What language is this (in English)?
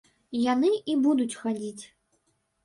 Belarusian